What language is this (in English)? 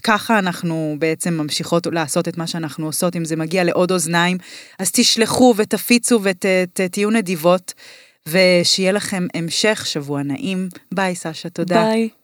Hebrew